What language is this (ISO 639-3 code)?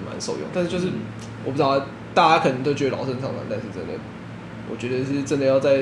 zho